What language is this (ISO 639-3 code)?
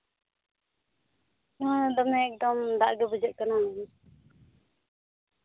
sat